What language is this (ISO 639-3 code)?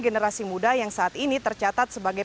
ind